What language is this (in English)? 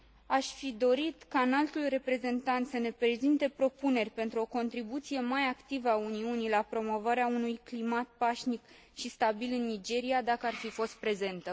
Romanian